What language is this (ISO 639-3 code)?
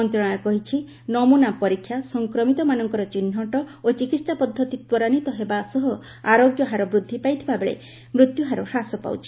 ori